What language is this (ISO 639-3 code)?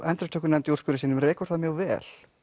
isl